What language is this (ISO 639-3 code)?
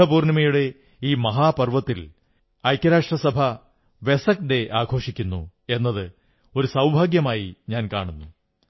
mal